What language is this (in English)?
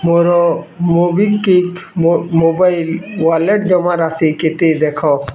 Odia